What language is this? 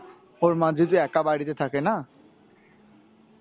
Bangla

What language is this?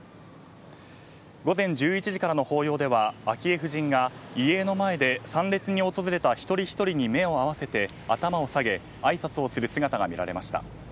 Japanese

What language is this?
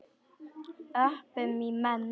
Icelandic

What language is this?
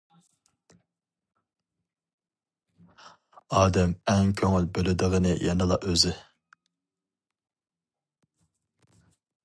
Uyghur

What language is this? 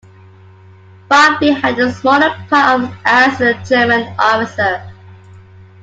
English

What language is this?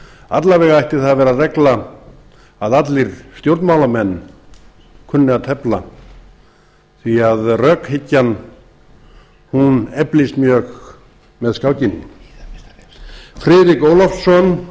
Icelandic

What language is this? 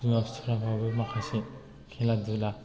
Bodo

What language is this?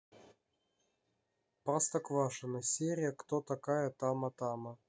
Russian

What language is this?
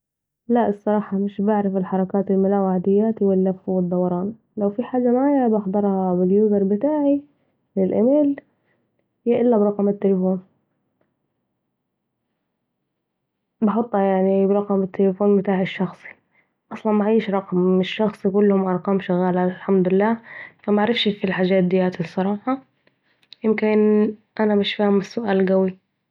Saidi Arabic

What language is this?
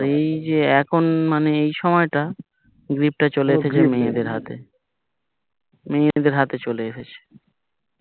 Bangla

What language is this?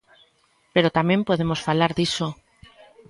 Galician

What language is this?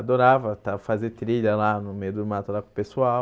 Portuguese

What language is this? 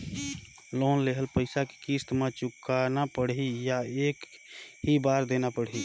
Chhattisgarhi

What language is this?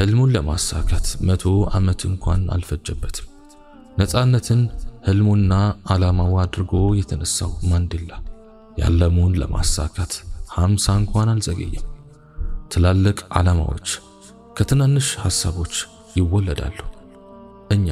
Arabic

